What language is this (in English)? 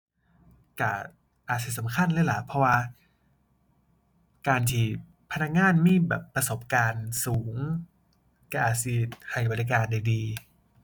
Thai